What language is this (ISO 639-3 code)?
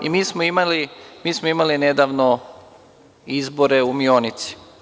srp